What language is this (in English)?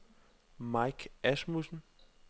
Danish